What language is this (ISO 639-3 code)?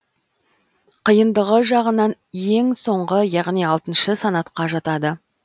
kaz